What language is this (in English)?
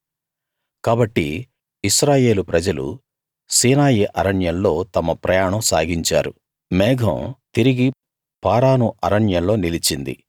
Telugu